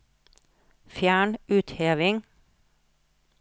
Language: Norwegian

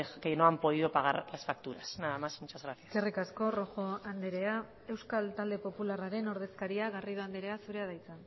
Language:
Basque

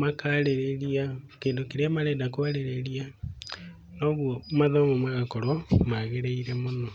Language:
Kikuyu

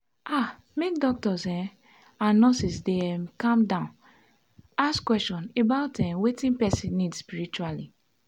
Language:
Nigerian Pidgin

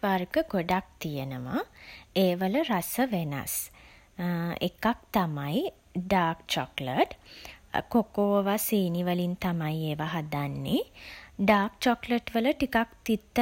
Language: Sinhala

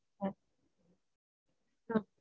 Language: Tamil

